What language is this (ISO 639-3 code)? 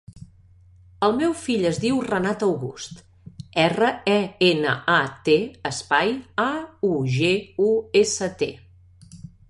cat